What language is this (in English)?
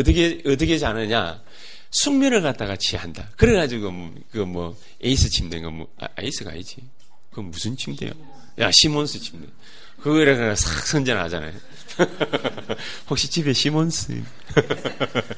Korean